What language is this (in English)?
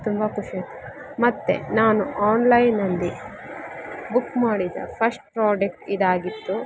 Kannada